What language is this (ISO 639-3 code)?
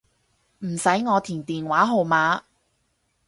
yue